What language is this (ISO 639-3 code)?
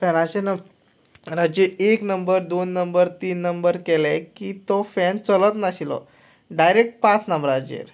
kok